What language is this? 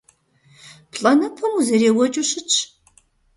Kabardian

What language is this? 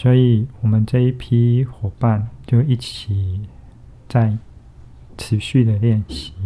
Chinese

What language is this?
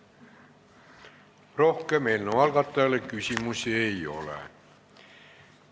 Estonian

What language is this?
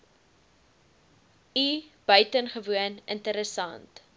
Afrikaans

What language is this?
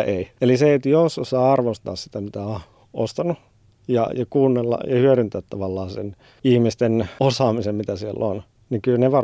Finnish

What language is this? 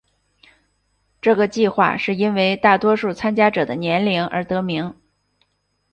Chinese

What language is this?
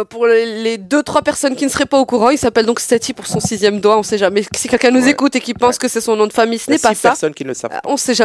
French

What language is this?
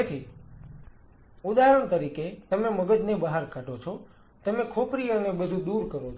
Gujarati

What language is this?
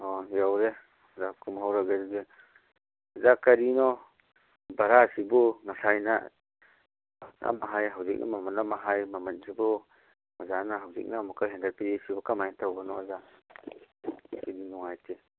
Manipuri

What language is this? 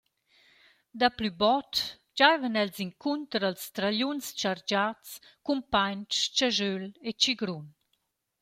Romansh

